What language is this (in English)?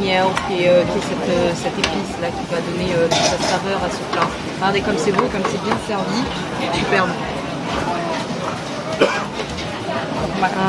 French